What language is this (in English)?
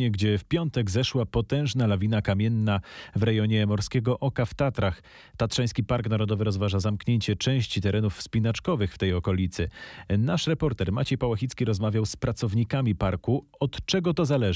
Polish